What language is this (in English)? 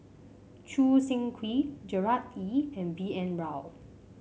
English